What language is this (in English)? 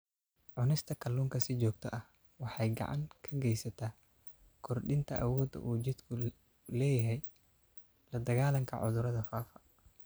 Somali